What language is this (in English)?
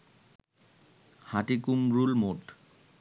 Bangla